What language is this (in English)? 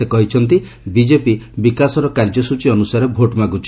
Odia